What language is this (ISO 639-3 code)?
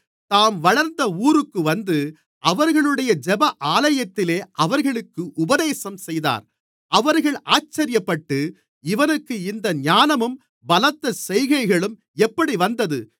tam